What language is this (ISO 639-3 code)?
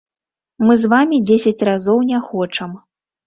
bel